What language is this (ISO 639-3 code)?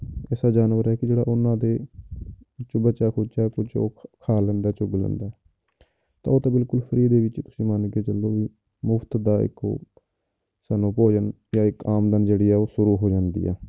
pan